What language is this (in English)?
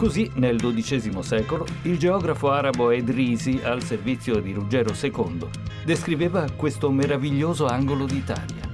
Italian